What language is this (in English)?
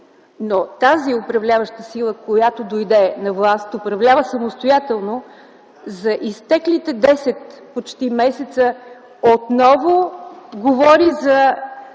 Bulgarian